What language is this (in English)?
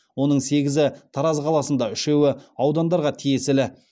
Kazakh